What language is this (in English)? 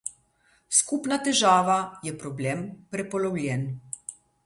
Slovenian